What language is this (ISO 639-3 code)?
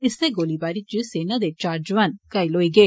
doi